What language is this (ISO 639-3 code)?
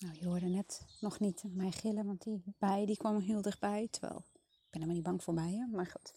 nld